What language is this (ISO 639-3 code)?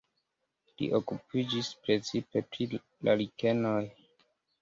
epo